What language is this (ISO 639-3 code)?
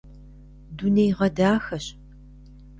kbd